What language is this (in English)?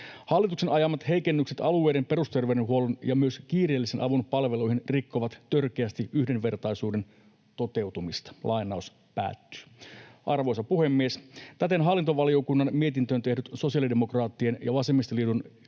Finnish